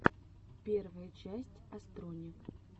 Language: Russian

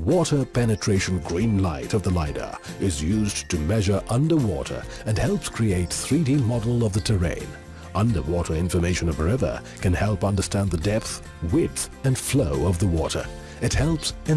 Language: English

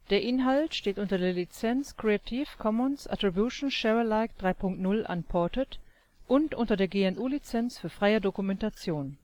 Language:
German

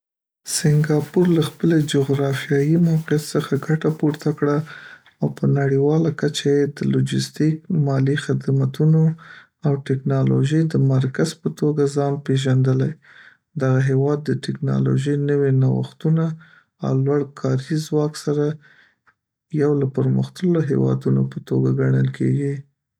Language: Pashto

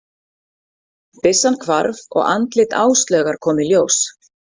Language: Icelandic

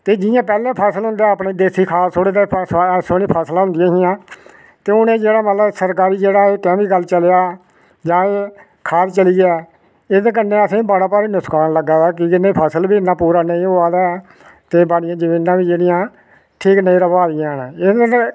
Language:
Dogri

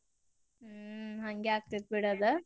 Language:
Kannada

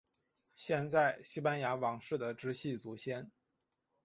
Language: Chinese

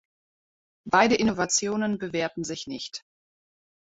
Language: German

